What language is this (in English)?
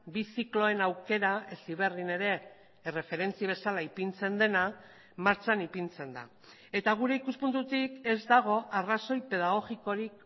Basque